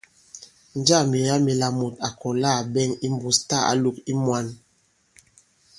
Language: Bankon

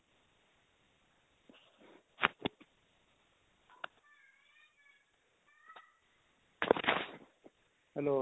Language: Punjabi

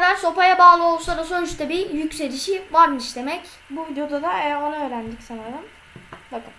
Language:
Turkish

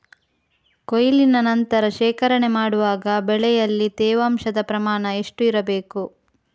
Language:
Kannada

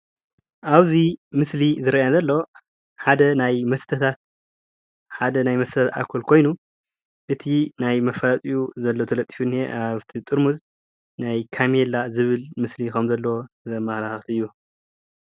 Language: Tigrinya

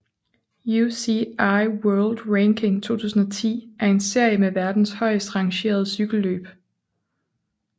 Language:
Danish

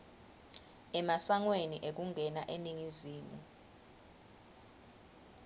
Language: Swati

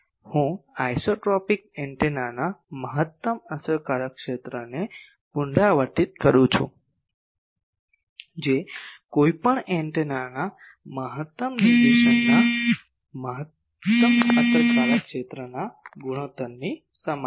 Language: Gujarati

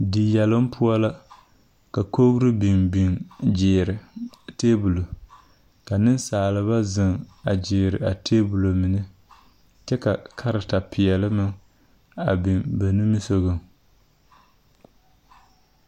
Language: Southern Dagaare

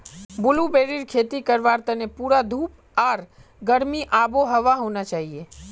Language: Magahi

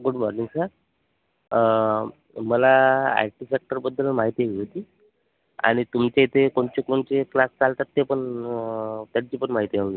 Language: Marathi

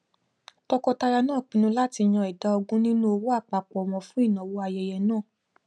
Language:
Yoruba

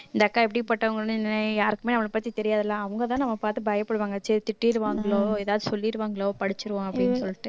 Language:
Tamil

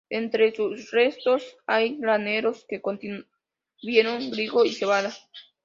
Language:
Spanish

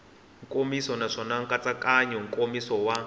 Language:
Tsonga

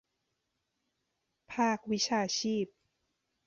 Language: Thai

